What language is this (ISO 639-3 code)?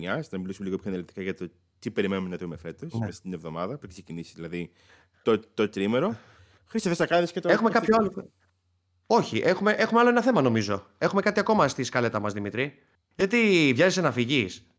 ell